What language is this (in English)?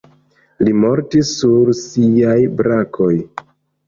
Esperanto